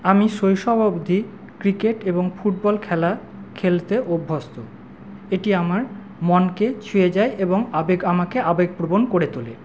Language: Bangla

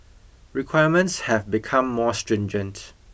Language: English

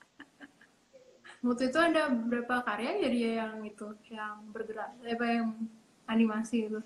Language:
Indonesian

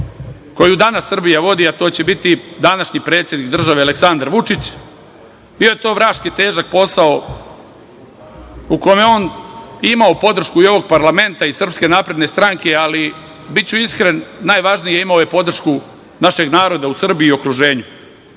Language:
Serbian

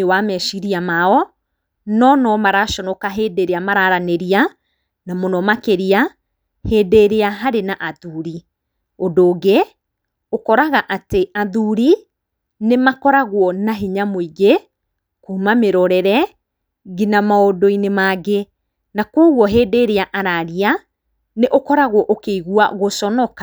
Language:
Kikuyu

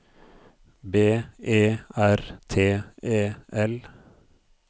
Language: Norwegian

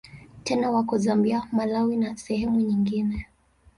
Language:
Swahili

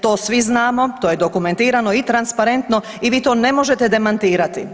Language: Croatian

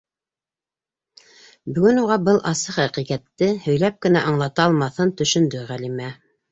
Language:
Bashkir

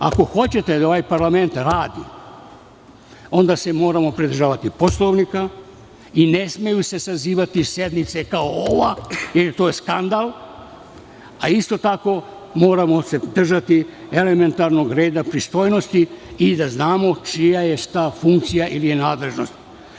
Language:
Serbian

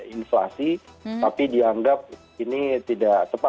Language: Indonesian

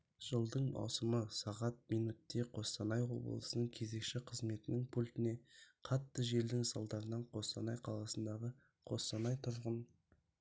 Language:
Kazakh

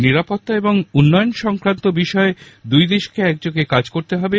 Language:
Bangla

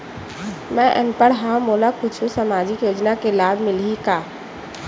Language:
Chhattisgarhi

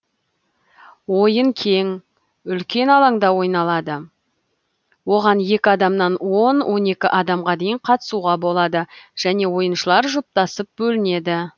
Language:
Kazakh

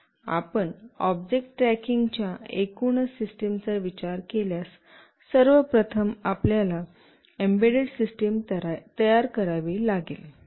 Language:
Marathi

